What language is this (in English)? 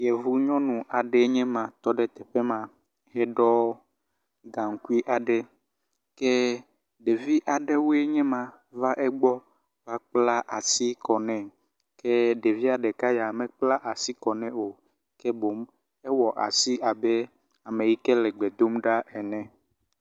Ewe